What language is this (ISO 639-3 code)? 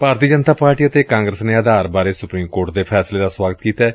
pan